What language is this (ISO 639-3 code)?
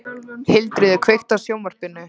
isl